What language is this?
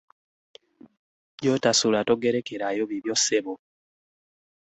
Ganda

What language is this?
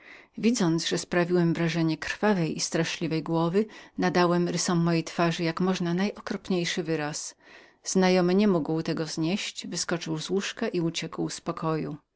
Polish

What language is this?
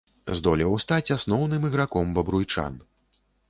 Belarusian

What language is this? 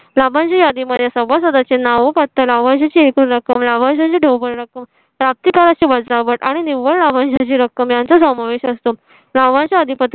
Marathi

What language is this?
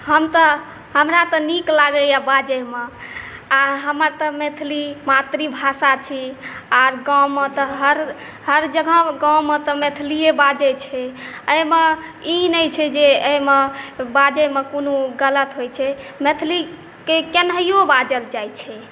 Maithili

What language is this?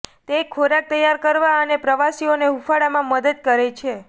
Gujarati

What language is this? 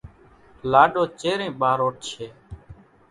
Kachi Koli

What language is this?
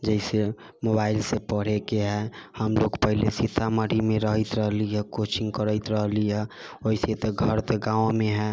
Maithili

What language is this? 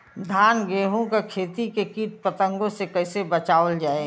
Bhojpuri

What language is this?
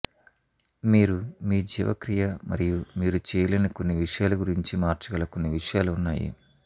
Telugu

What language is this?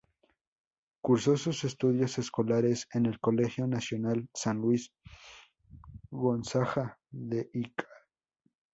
Spanish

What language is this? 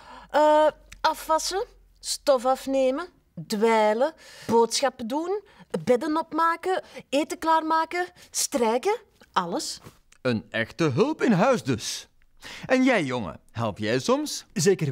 Dutch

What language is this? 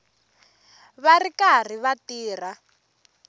Tsonga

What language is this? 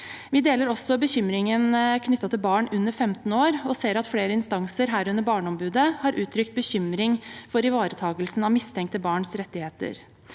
Norwegian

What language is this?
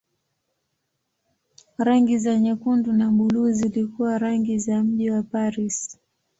Swahili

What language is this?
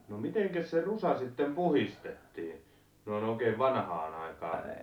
Finnish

